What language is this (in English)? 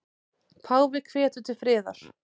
Icelandic